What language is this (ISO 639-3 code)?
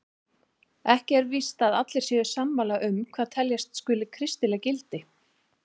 isl